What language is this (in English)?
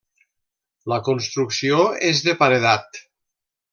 Catalan